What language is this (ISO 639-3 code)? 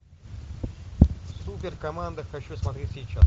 rus